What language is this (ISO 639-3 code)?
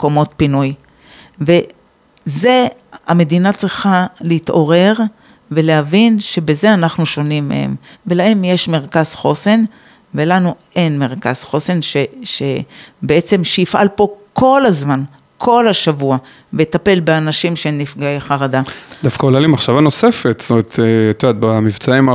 heb